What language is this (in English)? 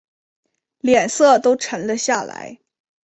Chinese